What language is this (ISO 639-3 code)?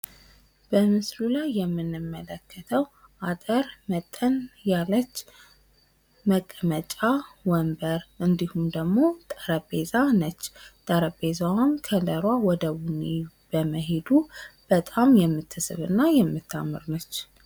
amh